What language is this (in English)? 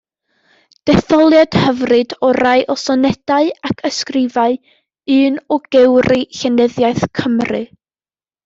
Welsh